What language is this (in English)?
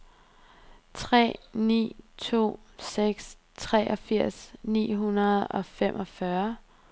Danish